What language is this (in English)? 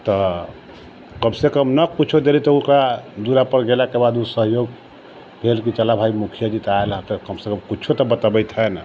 Maithili